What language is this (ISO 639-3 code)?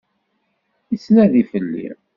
kab